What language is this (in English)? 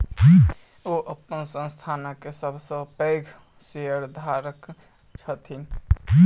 Maithili